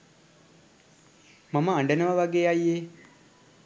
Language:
Sinhala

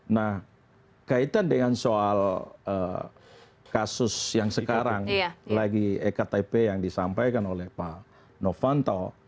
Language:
Indonesian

